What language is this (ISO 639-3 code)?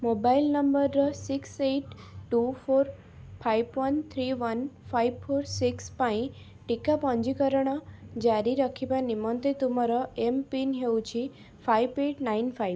ori